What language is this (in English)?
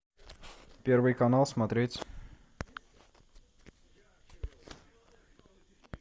Russian